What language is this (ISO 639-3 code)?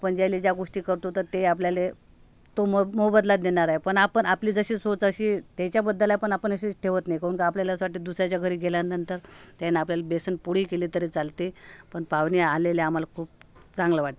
mar